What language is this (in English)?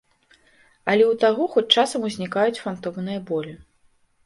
Belarusian